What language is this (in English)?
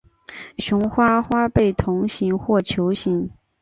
Chinese